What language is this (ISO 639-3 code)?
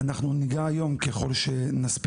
heb